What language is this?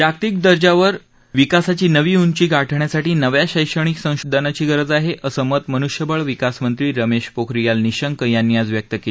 Marathi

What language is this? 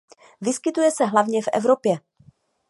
Czech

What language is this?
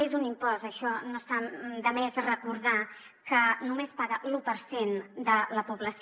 Catalan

